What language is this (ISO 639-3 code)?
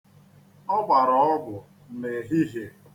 ibo